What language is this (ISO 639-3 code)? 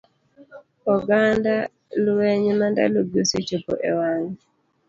luo